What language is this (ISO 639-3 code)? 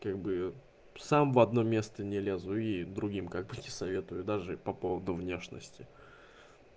rus